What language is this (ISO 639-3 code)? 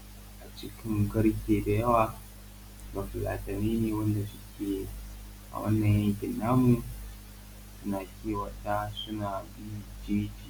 hau